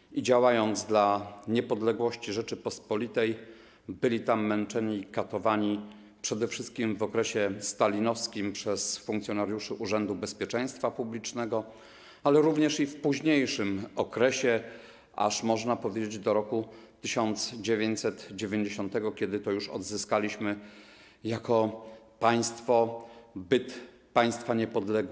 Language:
Polish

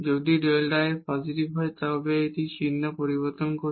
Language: Bangla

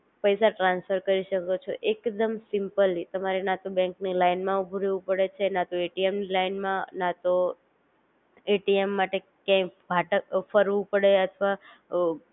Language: Gujarati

